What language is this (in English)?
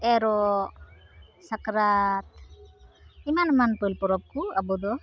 Santali